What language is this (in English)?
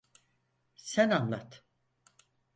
Turkish